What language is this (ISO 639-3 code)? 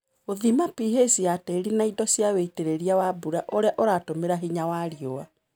kik